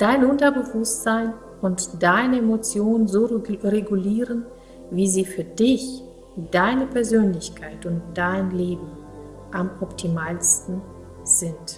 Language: German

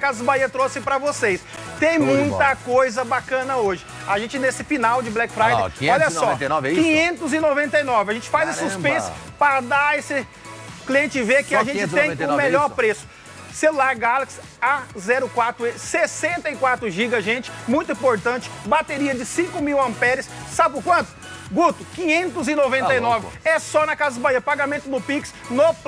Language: Portuguese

